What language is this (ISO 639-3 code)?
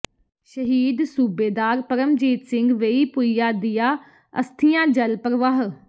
pan